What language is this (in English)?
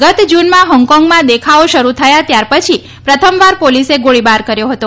Gujarati